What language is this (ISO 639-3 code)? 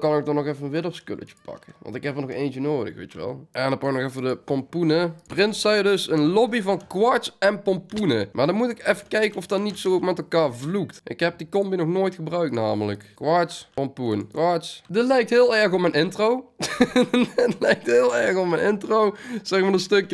nld